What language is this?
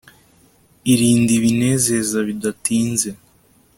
Kinyarwanda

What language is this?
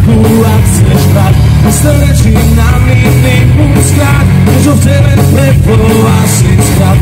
Slovak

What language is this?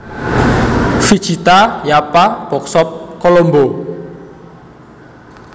Javanese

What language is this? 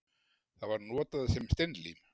Icelandic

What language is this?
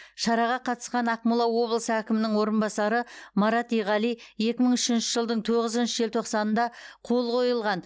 Kazakh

